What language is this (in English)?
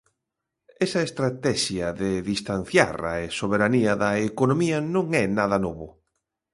Galician